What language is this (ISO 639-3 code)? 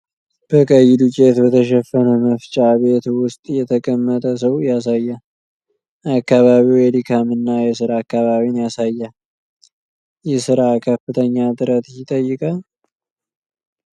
amh